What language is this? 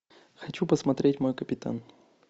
Russian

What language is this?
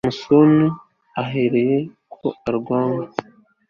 Kinyarwanda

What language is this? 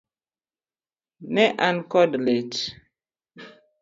Luo (Kenya and Tanzania)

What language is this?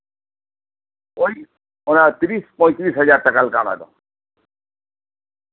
Santali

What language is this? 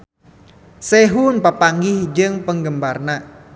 Sundanese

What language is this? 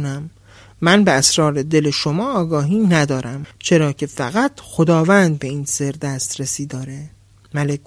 Persian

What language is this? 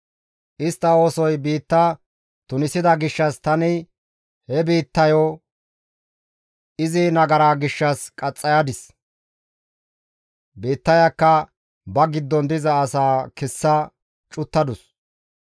Gamo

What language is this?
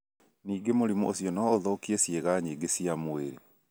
Kikuyu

